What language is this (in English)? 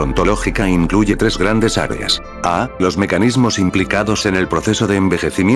Spanish